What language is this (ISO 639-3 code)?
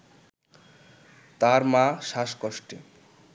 ben